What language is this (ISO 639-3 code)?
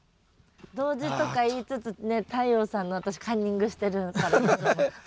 jpn